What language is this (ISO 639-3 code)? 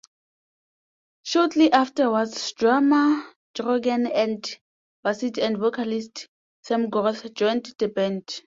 eng